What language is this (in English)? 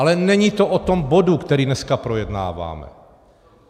Czech